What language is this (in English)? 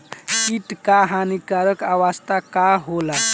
Bhojpuri